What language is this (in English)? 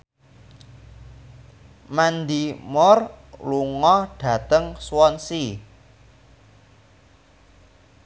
Javanese